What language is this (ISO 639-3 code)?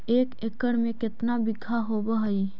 mag